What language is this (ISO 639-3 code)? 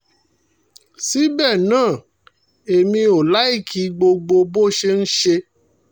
yor